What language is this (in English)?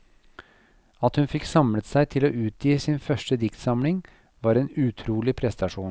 Norwegian